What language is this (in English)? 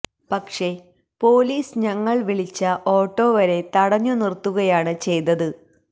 Malayalam